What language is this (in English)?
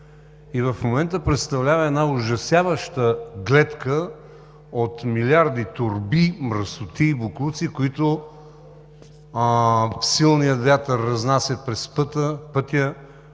Bulgarian